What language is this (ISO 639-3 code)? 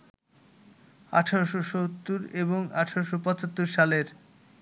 ben